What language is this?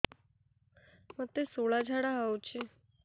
Odia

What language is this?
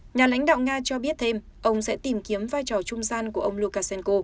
Vietnamese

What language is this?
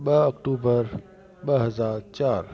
Sindhi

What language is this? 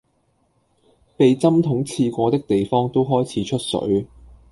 Cantonese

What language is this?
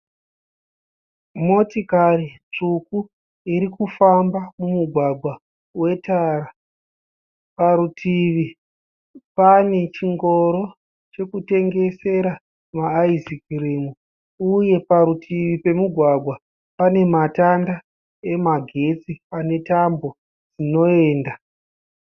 Shona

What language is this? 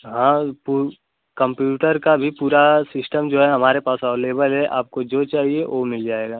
Hindi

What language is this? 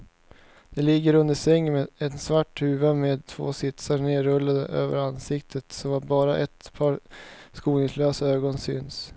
Swedish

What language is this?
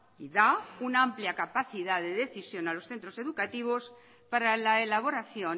Spanish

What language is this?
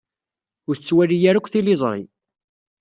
Kabyle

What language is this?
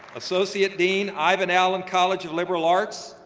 English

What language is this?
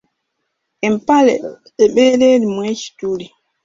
Ganda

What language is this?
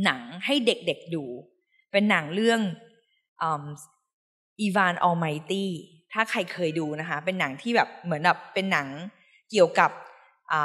Thai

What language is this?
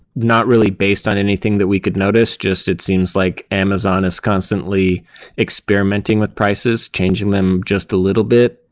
English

